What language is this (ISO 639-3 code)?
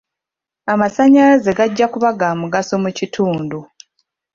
lug